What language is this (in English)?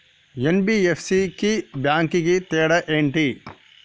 Telugu